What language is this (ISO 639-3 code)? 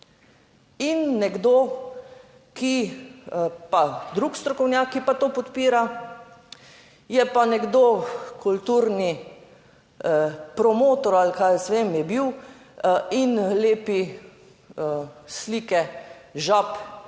slv